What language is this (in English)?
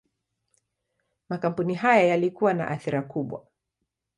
Swahili